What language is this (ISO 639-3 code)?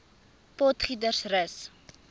afr